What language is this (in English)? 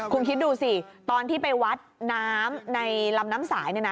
Thai